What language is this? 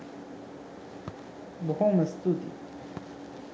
Sinhala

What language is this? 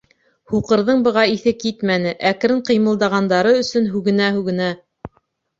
Bashkir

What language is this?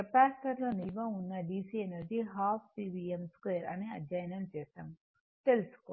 Telugu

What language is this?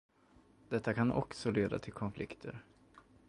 Swedish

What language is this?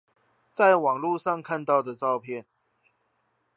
Chinese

